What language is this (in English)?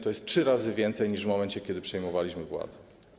Polish